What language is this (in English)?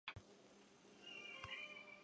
Chinese